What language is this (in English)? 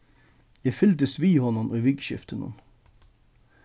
Faroese